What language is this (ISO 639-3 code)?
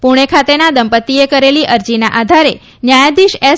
guj